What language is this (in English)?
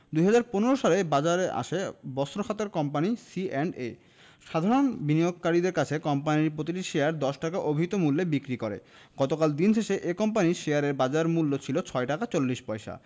Bangla